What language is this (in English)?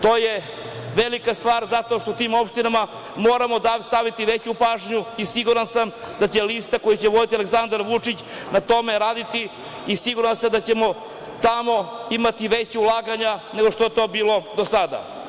Serbian